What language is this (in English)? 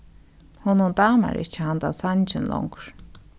Faroese